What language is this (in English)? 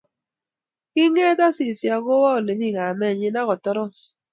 Kalenjin